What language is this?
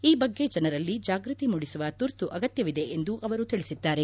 Kannada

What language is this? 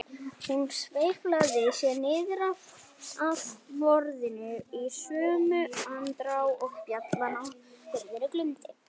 Icelandic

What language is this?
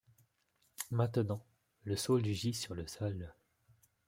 French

